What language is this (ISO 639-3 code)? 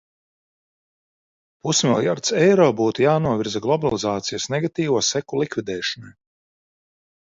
lav